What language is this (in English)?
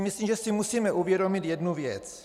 Czech